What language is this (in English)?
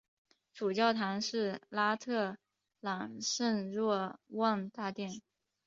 Chinese